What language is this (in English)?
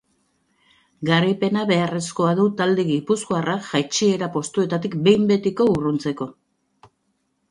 Basque